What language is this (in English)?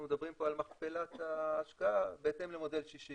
Hebrew